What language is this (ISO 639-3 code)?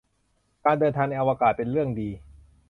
tha